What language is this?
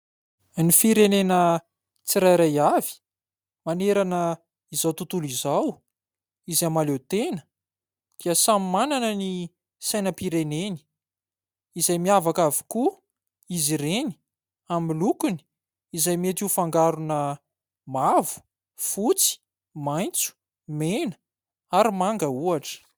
Malagasy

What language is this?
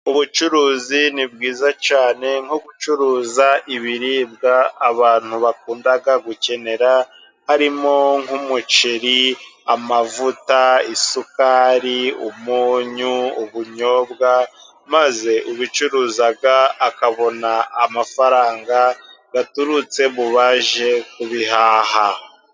Kinyarwanda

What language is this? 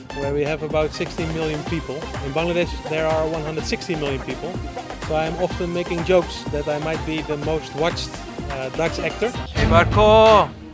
Bangla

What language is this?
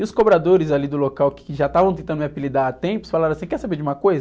Portuguese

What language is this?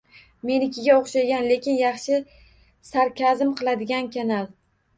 Uzbek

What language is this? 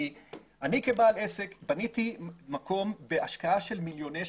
Hebrew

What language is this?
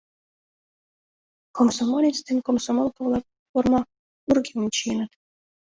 Mari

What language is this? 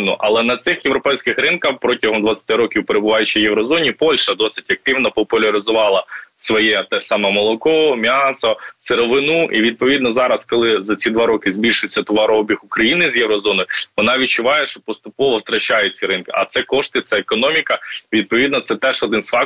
Ukrainian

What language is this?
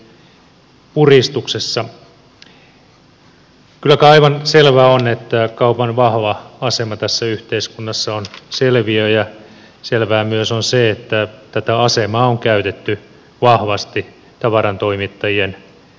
Finnish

